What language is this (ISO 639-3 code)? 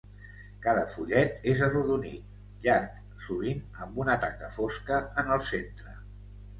cat